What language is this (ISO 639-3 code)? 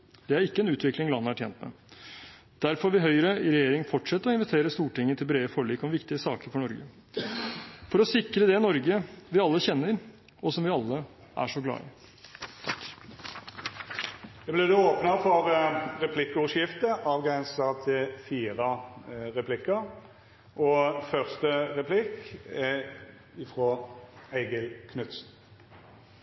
nor